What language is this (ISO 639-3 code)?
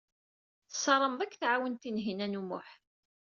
kab